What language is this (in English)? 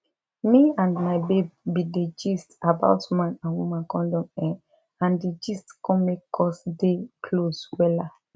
Nigerian Pidgin